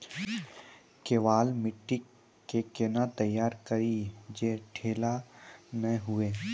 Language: Maithili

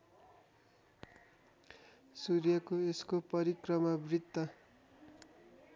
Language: Nepali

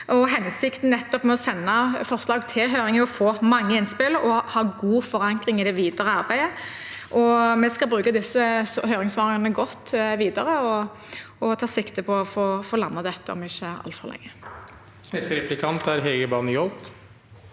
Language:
Norwegian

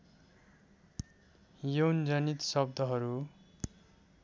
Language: Nepali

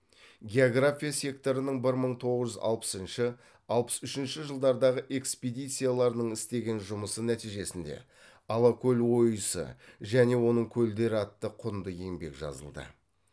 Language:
Kazakh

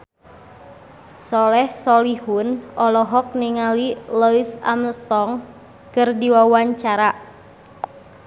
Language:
Sundanese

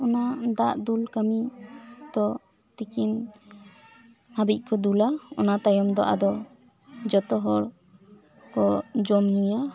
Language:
Santali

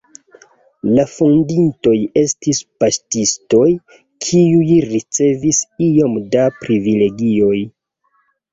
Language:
Esperanto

